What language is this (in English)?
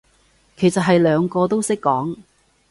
Cantonese